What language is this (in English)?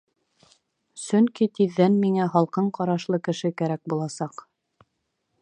Bashkir